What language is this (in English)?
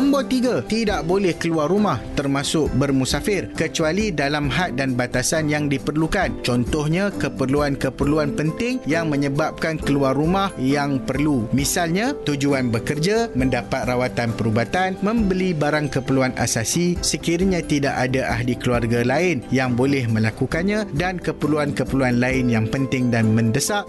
Malay